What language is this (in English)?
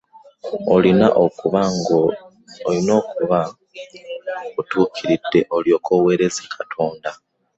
Ganda